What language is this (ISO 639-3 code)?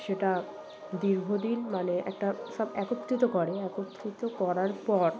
ben